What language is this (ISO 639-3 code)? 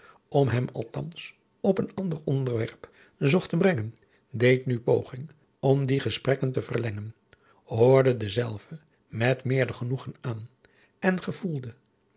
nld